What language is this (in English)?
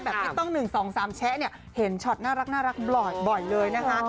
Thai